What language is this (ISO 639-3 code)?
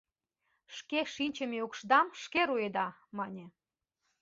chm